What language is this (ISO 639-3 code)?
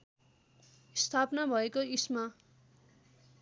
nep